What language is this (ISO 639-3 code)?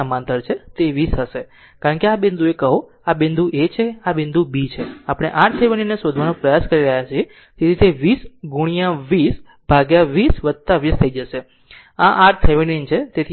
guj